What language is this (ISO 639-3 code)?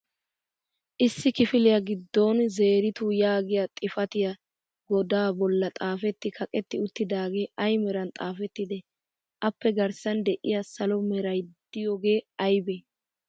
wal